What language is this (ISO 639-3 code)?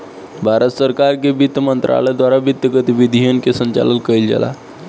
bho